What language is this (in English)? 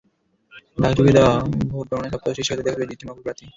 Bangla